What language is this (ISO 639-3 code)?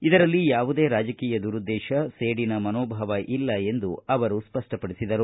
kan